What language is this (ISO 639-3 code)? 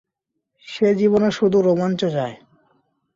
ben